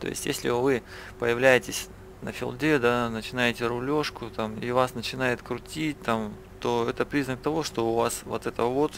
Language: Russian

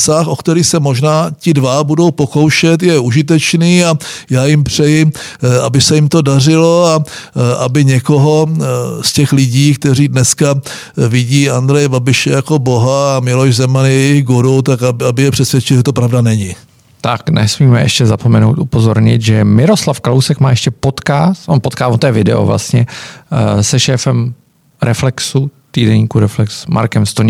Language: Czech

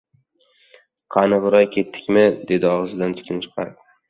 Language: Uzbek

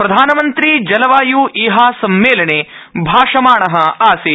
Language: Sanskrit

